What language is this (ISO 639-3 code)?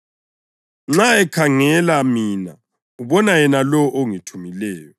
nde